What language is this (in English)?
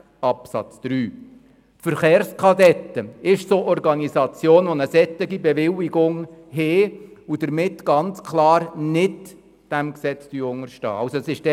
Swiss German